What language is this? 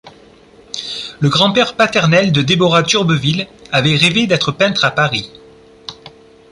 French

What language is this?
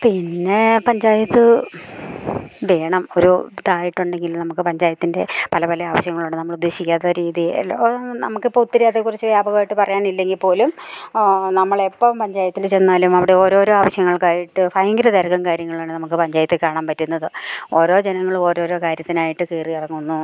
Malayalam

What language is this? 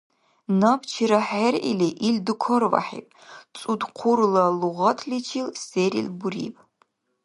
Dargwa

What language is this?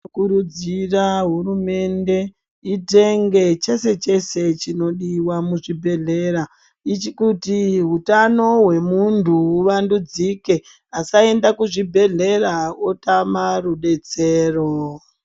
Ndau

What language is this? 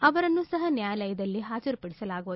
Kannada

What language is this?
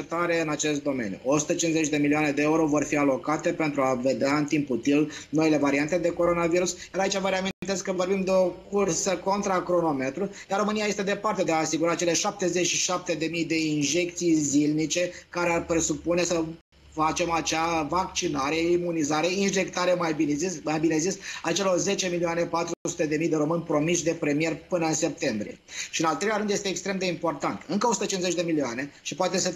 Romanian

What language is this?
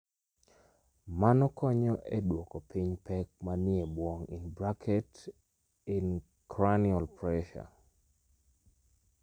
Luo (Kenya and Tanzania)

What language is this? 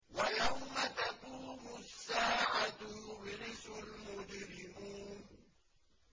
Arabic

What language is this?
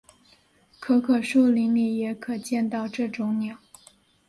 Chinese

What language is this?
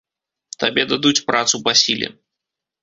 Belarusian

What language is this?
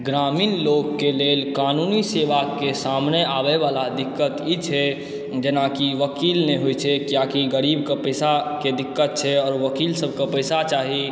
Maithili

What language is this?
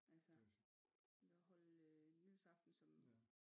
Danish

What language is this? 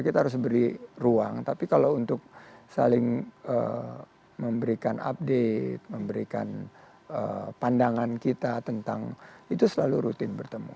Indonesian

